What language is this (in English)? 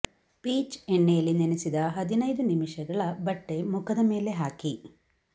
Kannada